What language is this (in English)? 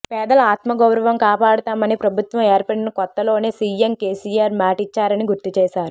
Telugu